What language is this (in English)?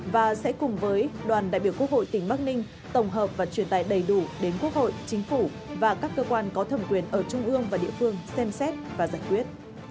Vietnamese